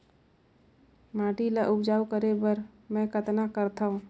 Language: Chhattisgarhi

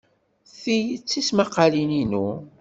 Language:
Kabyle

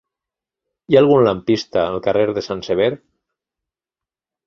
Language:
Catalan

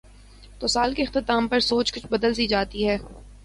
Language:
Urdu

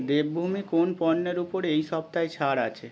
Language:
Bangla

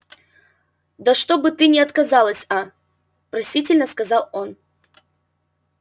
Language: Russian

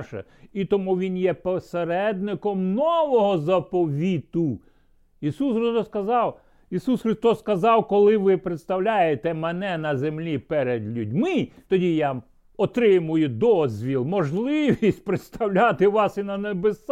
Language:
Ukrainian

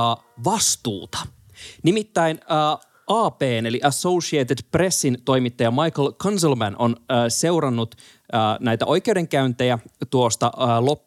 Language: Finnish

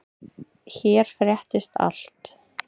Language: Icelandic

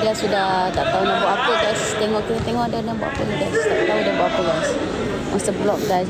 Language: Malay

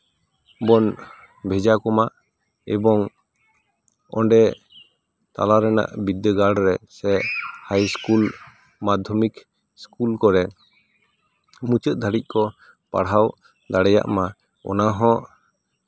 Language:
Santali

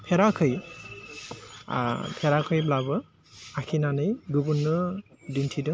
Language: Bodo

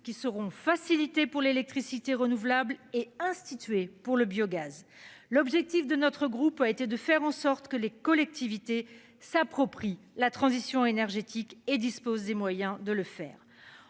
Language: French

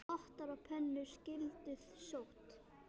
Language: Icelandic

